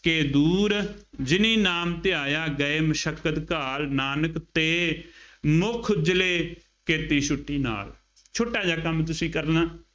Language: Punjabi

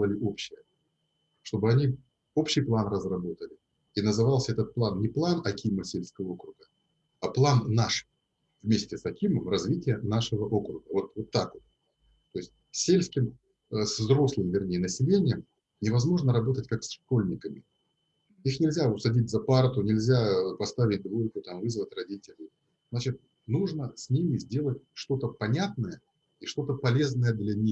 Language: Russian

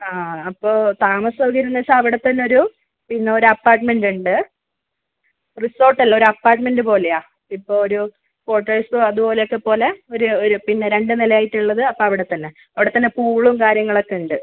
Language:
Malayalam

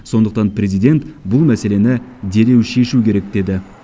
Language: Kazakh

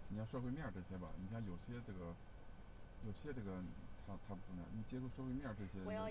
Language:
Chinese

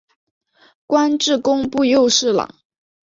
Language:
Chinese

